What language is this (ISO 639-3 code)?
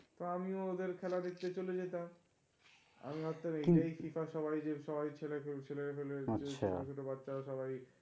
ben